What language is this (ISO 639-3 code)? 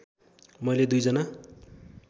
nep